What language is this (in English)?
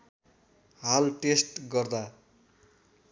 Nepali